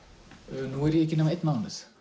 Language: Icelandic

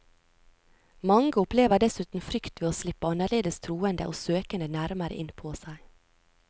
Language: Norwegian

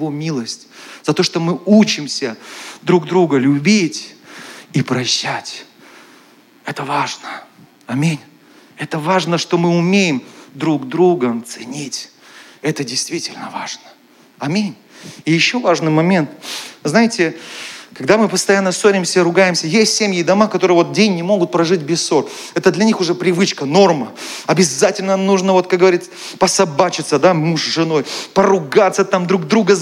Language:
Russian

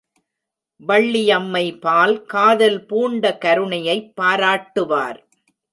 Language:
Tamil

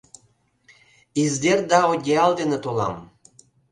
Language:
Mari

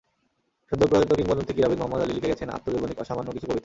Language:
Bangla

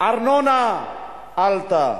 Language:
Hebrew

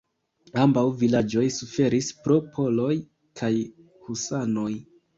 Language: Esperanto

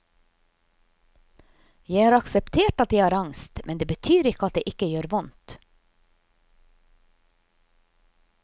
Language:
Norwegian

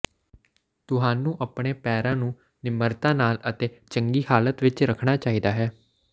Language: Punjabi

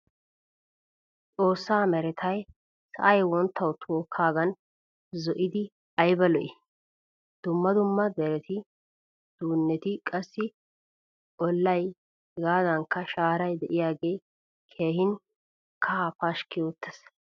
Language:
Wolaytta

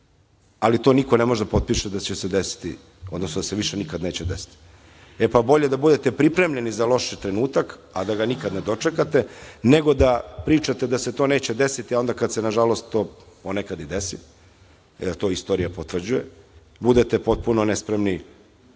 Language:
Serbian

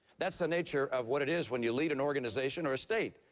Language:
English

